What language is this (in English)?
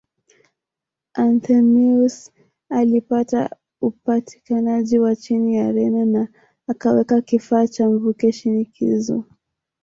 Swahili